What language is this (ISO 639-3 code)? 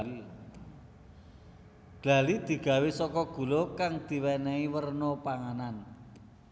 jav